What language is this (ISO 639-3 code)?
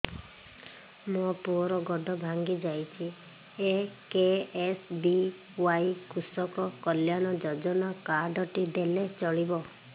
ori